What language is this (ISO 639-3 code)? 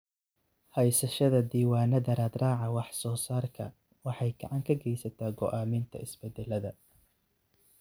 som